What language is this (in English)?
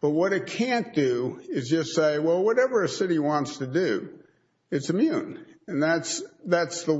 English